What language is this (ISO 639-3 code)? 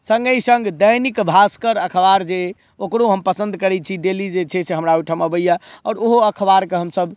mai